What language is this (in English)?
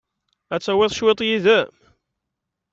Kabyle